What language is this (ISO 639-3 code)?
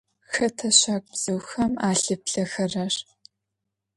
ady